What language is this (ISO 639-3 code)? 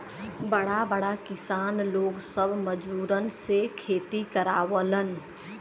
bho